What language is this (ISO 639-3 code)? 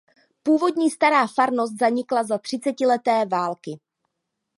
ces